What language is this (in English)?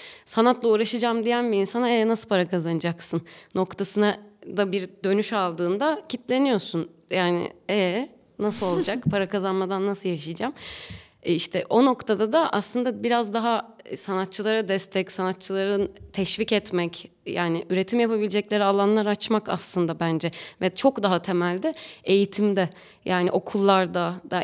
Turkish